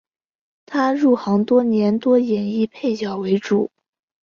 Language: Chinese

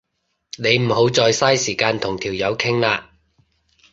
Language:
Cantonese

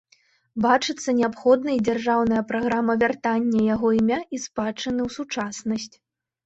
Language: Belarusian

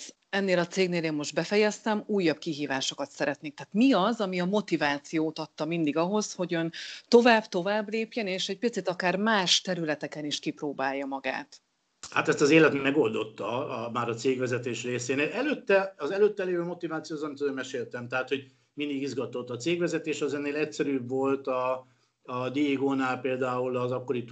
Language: Hungarian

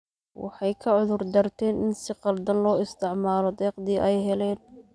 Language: Somali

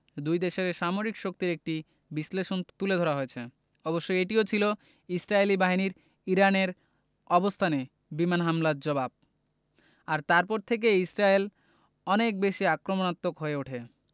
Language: Bangla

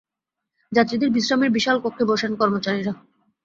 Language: Bangla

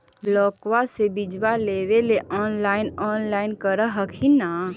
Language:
Magahi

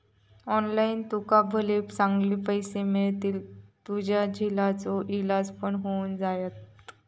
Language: Marathi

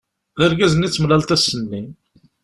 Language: Kabyle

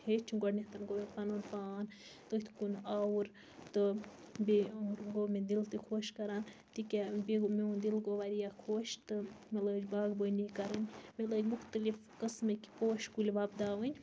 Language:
Kashmiri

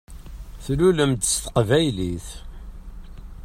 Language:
Kabyle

